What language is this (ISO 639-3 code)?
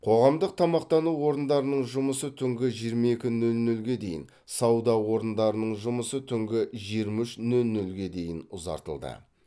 kaz